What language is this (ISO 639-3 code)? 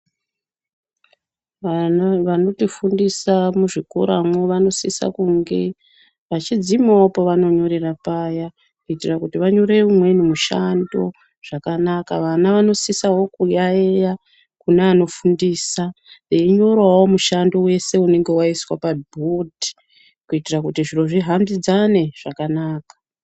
ndc